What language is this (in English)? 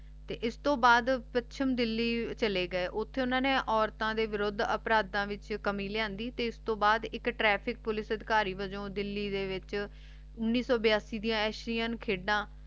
Punjabi